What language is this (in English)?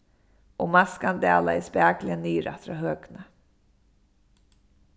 Faroese